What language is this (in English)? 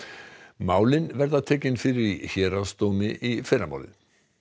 Icelandic